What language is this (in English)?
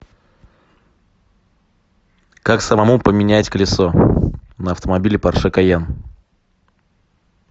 Russian